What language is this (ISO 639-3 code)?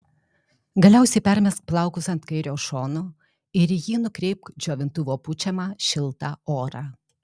lit